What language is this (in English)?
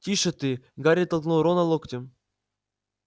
Russian